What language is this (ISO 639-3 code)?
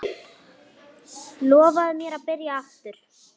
isl